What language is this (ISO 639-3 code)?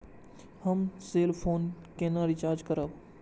mai